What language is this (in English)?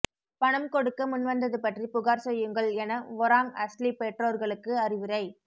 Tamil